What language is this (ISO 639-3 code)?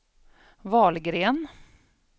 swe